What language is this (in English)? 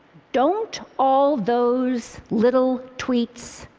English